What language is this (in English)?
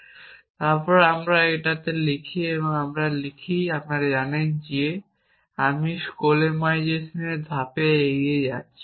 Bangla